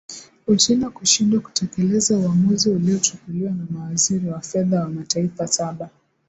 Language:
Swahili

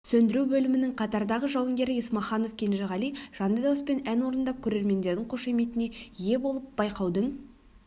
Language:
Kazakh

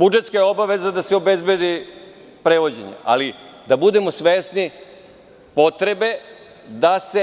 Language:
Serbian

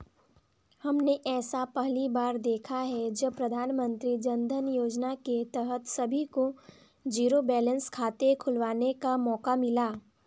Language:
Hindi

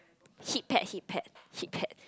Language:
English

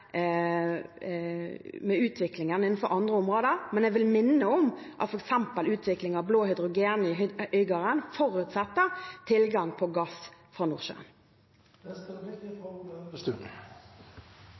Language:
Norwegian Bokmål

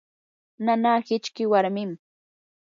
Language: Yanahuanca Pasco Quechua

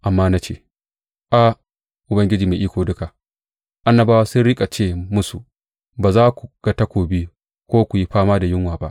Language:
Hausa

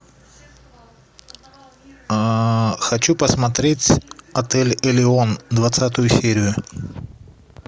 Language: Russian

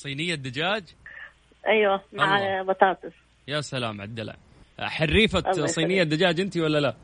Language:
Arabic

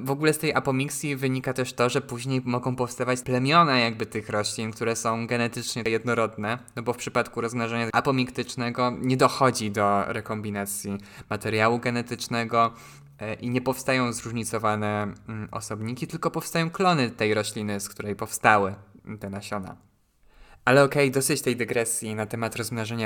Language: Polish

